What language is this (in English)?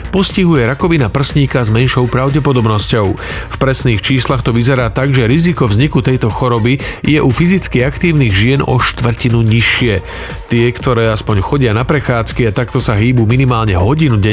Slovak